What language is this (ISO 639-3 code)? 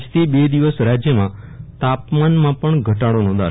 guj